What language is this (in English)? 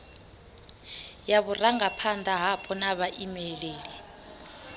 Venda